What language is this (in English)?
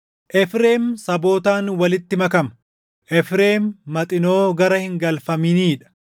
Oromo